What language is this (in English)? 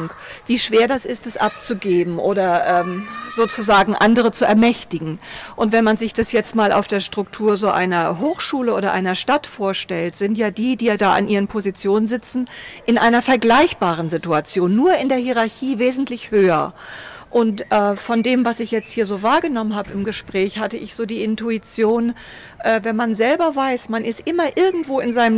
German